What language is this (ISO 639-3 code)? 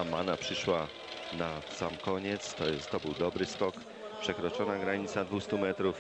pol